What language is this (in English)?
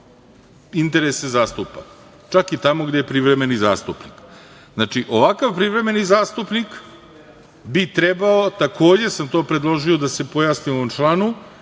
Serbian